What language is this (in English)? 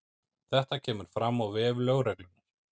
Icelandic